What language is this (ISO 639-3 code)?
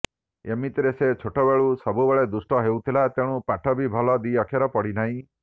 ori